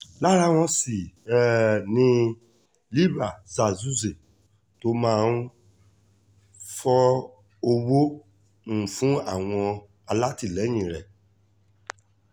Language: Yoruba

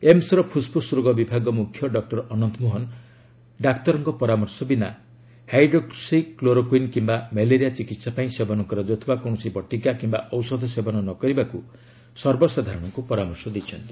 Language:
Odia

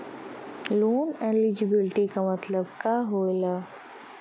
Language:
Bhojpuri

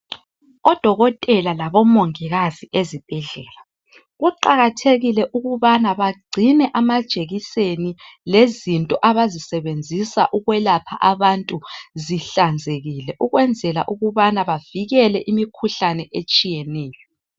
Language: North Ndebele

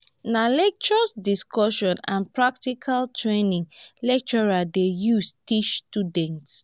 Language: Nigerian Pidgin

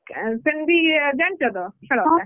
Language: Odia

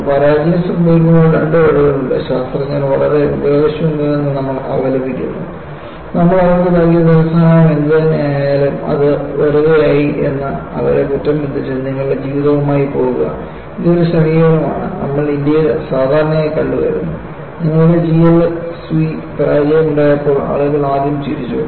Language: Malayalam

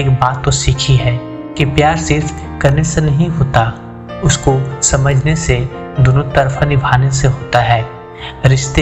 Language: Hindi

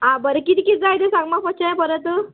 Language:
Konkani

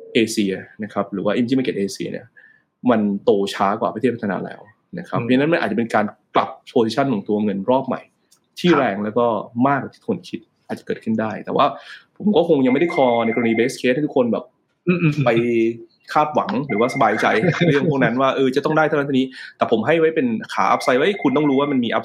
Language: Thai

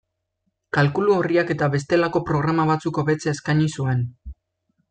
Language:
Basque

